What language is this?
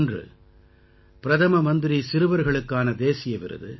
Tamil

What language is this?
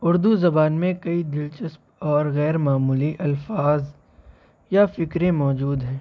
Urdu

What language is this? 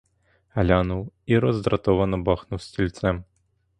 Ukrainian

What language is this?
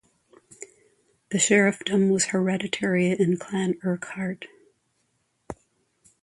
English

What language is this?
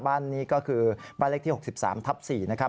Thai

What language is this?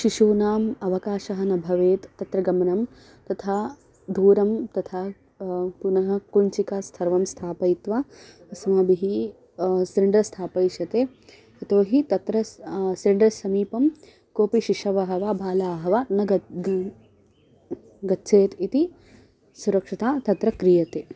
Sanskrit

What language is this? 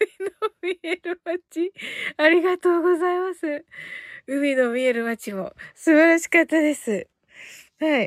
Japanese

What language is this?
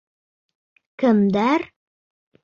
Bashkir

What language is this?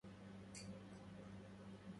Arabic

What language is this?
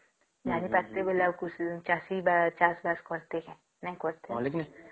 Odia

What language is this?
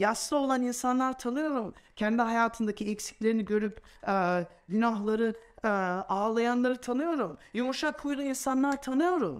Turkish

